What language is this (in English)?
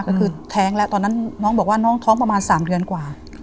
Thai